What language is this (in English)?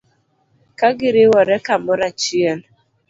Luo (Kenya and Tanzania)